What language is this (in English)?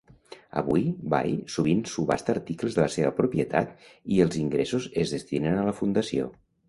Catalan